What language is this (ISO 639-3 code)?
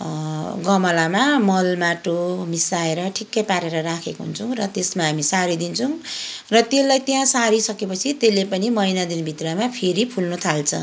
nep